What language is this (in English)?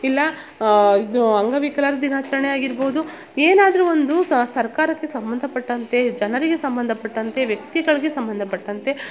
Kannada